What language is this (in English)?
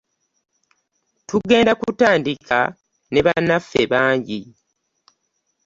Ganda